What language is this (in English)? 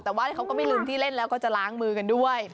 Thai